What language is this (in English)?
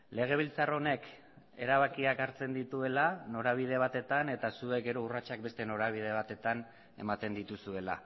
Basque